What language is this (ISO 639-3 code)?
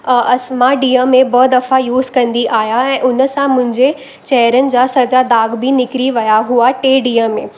snd